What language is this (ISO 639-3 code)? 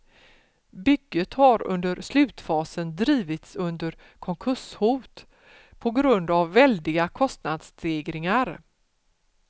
swe